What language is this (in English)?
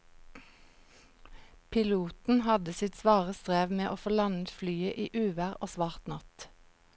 Norwegian